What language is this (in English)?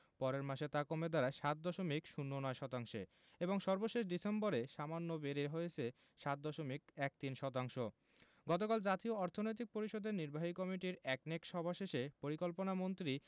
Bangla